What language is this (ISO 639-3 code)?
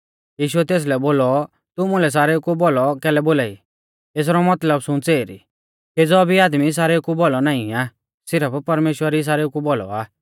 bfz